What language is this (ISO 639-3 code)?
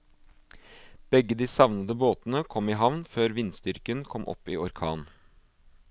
nor